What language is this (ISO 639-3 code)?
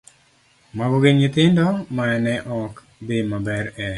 luo